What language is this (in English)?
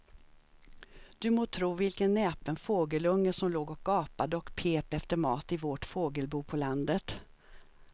Swedish